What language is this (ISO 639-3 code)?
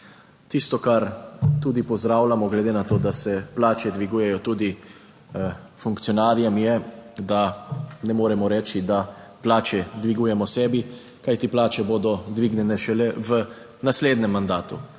slv